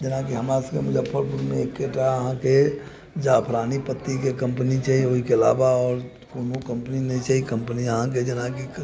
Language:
Maithili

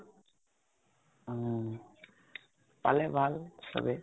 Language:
Assamese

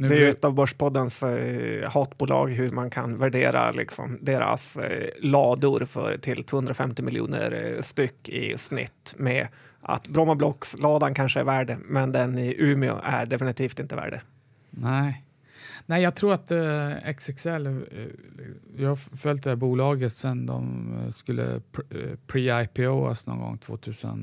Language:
Swedish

